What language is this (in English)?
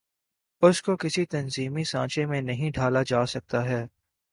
Urdu